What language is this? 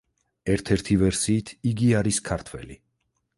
Georgian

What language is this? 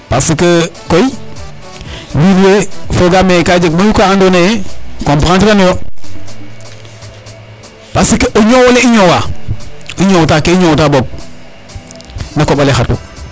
Serer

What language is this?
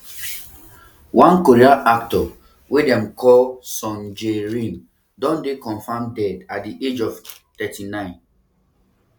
Nigerian Pidgin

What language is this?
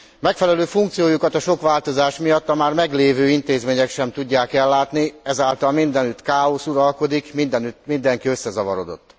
Hungarian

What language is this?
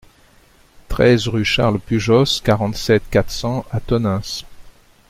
French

